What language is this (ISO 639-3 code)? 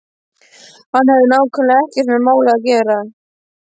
isl